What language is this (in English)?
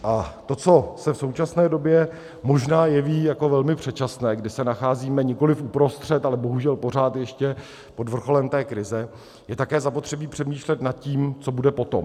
Czech